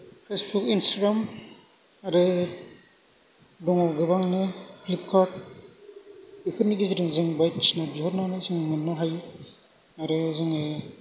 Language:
Bodo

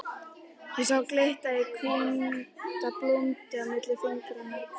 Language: Icelandic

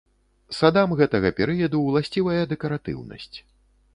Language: Belarusian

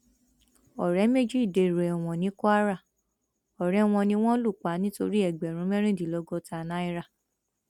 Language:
Yoruba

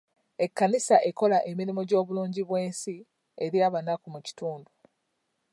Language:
Ganda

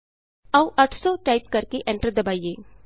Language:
Punjabi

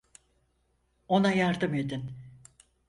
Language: Turkish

